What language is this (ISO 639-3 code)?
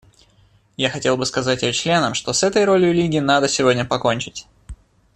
rus